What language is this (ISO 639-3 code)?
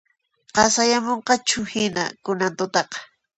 qxp